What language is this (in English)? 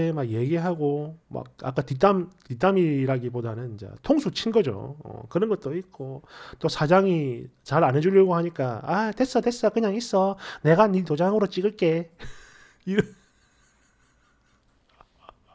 Korean